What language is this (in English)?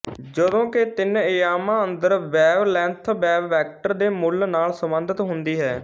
Punjabi